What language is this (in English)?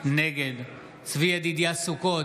Hebrew